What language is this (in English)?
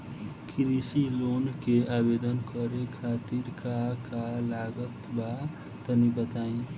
Bhojpuri